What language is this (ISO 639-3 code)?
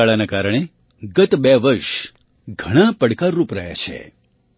guj